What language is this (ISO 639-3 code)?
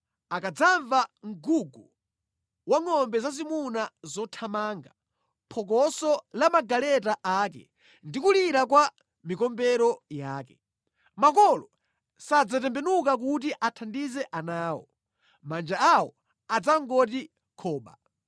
nya